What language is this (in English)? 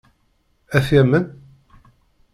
Kabyle